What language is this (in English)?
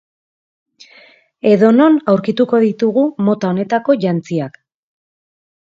Basque